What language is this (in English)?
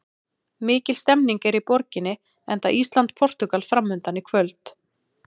Icelandic